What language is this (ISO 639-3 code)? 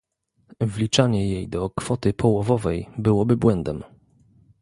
pol